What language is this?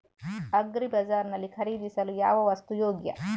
Kannada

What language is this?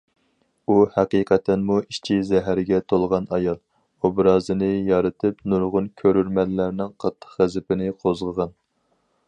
Uyghur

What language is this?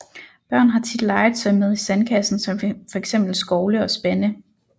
Danish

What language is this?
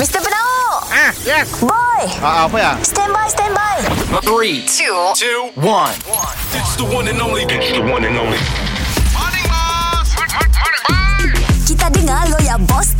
Malay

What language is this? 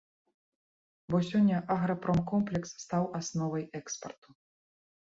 Belarusian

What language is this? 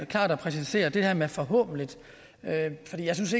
Danish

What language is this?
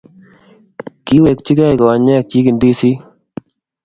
Kalenjin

